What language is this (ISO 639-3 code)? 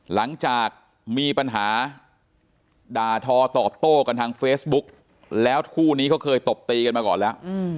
tha